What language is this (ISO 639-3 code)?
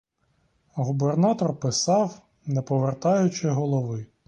ukr